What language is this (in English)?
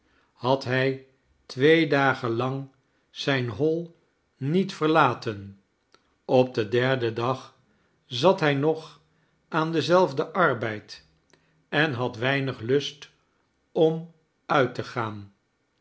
Dutch